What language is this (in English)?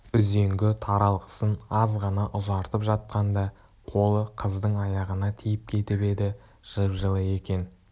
Kazakh